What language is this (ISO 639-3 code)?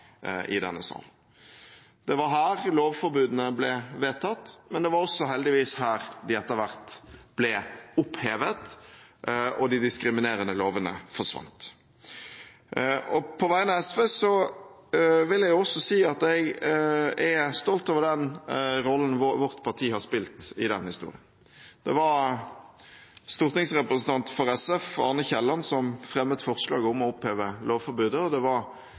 nob